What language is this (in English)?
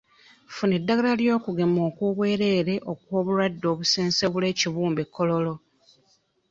Ganda